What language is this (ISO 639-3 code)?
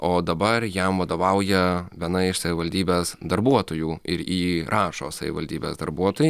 lit